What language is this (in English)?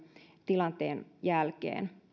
Finnish